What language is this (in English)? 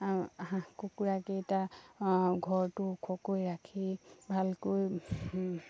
Assamese